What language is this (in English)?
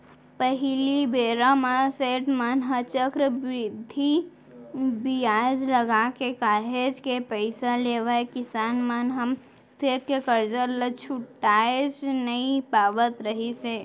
Chhattisgarhi